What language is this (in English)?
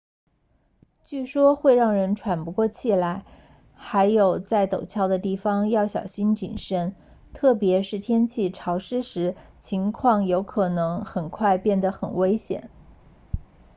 Chinese